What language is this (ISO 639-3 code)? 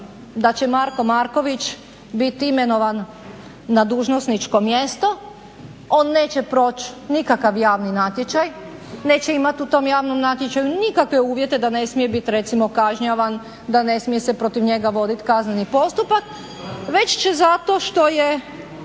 hrv